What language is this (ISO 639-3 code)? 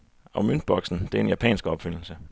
dan